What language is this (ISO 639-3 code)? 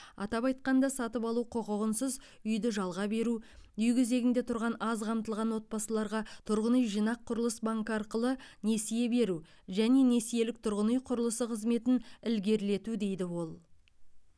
kaz